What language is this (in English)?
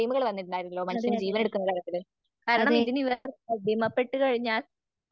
Malayalam